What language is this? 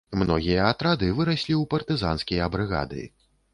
Belarusian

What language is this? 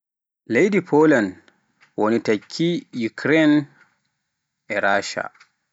Pular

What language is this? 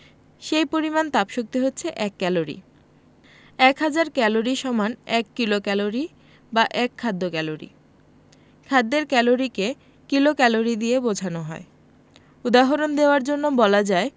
Bangla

